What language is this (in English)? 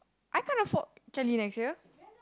English